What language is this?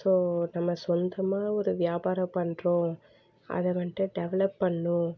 Tamil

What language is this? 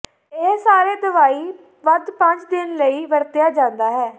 Punjabi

